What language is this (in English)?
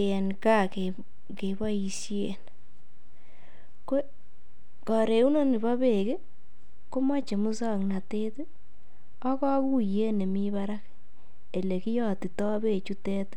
Kalenjin